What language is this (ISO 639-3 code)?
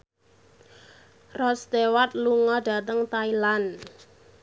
jav